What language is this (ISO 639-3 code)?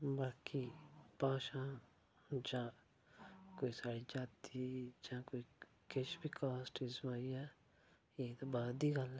doi